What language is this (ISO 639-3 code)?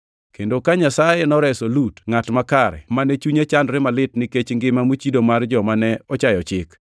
luo